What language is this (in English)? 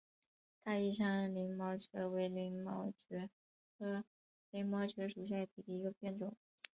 Chinese